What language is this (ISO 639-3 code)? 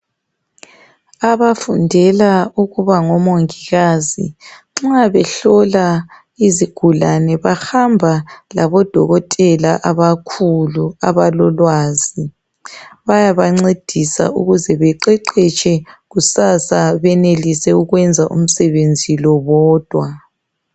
nde